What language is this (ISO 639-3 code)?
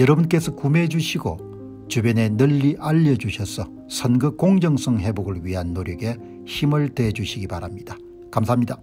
kor